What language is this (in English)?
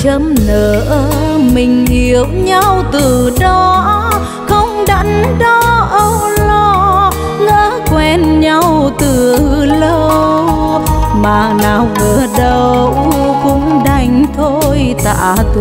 Vietnamese